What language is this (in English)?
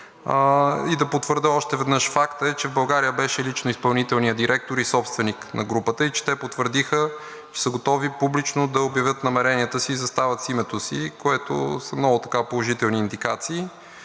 Bulgarian